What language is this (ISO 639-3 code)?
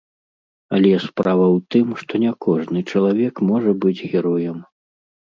bel